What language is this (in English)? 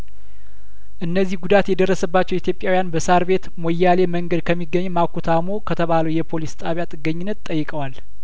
Amharic